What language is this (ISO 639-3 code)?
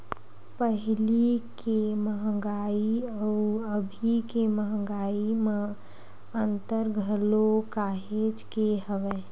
hne